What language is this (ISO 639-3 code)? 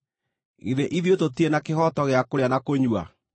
kik